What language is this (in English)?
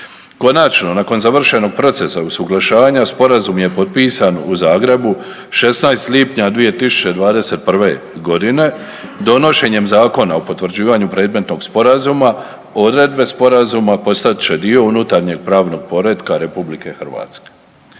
Croatian